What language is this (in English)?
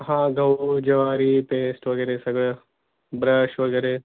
Marathi